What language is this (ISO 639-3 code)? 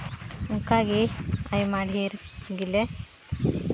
sat